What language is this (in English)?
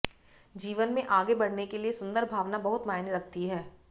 Hindi